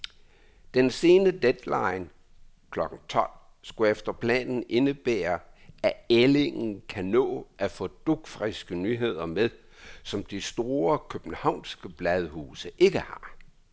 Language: Danish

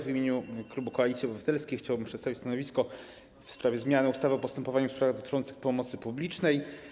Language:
Polish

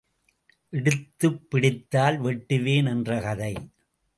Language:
Tamil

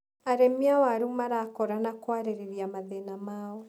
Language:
Kikuyu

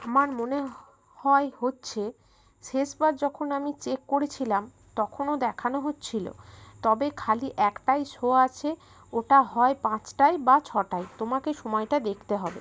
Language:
Bangla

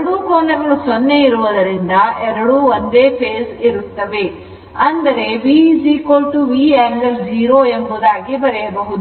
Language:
Kannada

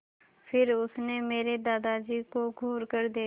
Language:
Hindi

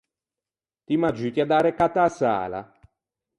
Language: Ligurian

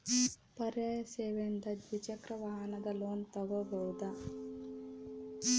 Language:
Kannada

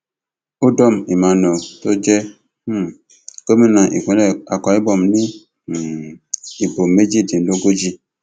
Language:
Yoruba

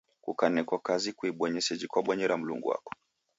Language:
Taita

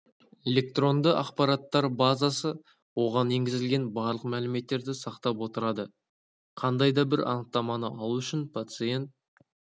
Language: Kazakh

